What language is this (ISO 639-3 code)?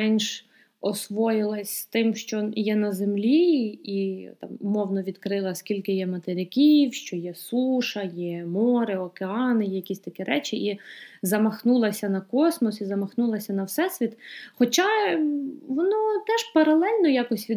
ukr